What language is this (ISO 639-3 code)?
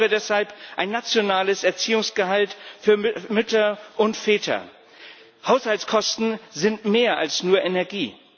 deu